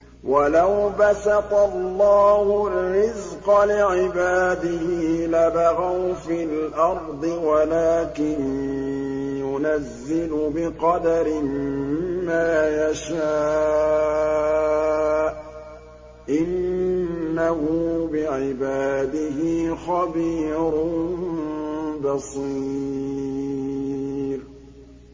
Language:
Arabic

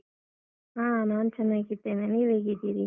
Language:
Kannada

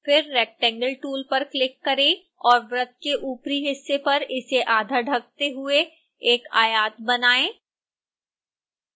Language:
Hindi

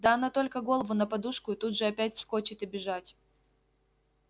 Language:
Russian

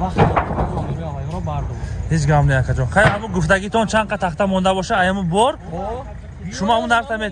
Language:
Turkish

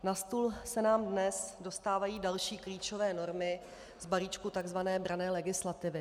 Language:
Czech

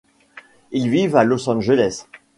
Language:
French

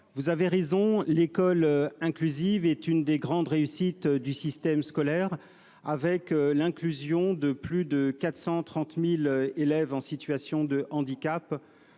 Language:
French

